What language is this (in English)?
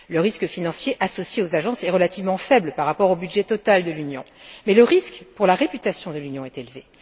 French